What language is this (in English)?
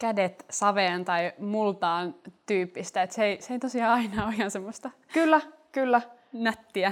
Finnish